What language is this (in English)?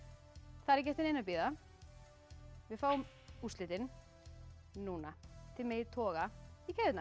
Icelandic